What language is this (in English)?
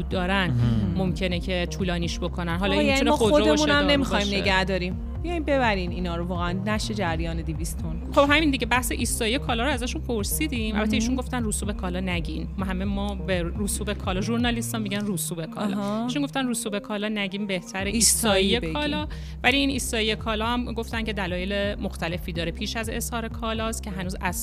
Persian